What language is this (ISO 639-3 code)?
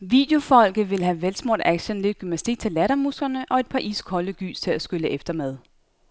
dan